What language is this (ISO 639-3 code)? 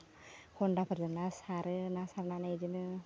brx